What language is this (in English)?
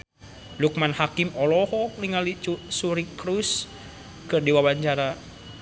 Sundanese